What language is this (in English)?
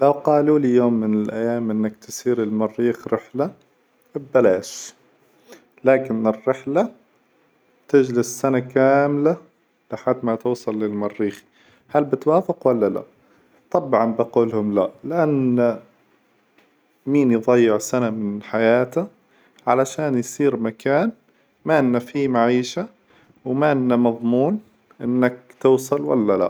Hijazi Arabic